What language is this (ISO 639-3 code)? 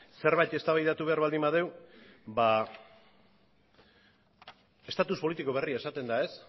eus